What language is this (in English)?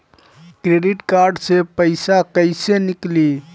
Bhojpuri